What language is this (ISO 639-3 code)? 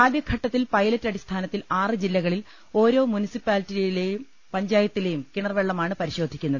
mal